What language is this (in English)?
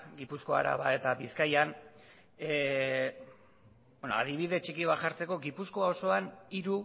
Basque